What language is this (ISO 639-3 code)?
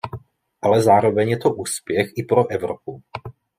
ces